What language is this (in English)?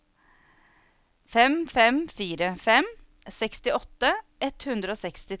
Norwegian